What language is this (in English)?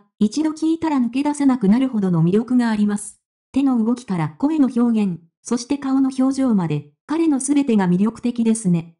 Japanese